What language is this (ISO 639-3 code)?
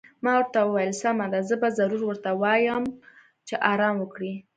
pus